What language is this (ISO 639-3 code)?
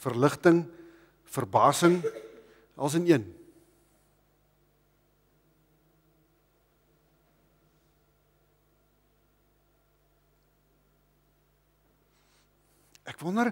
nld